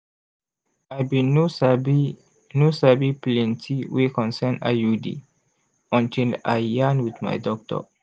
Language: Nigerian Pidgin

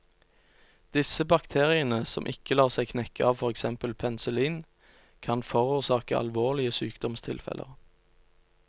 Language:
Norwegian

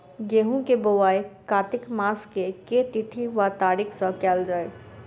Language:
Maithili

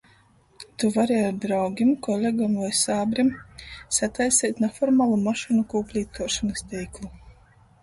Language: Latgalian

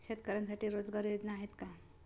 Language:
Marathi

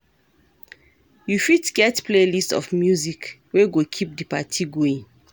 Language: Nigerian Pidgin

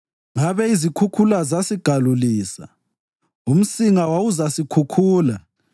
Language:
North Ndebele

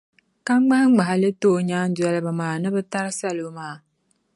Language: Dagbani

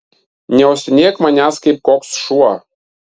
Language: Lithuanian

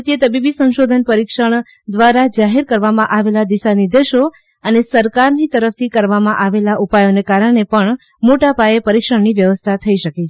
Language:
Gujarati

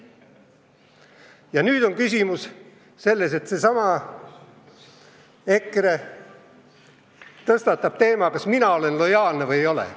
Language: Estonian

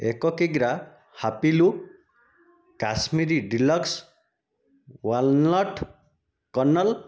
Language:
Odia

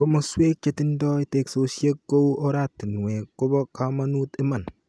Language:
Kalenjin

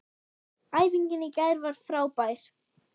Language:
Icelandic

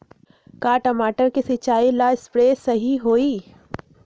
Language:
Magahi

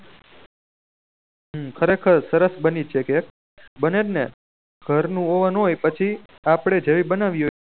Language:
Gujarati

